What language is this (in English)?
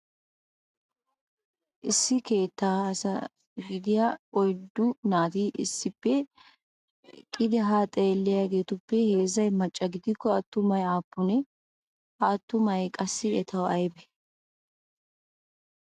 Wolaytta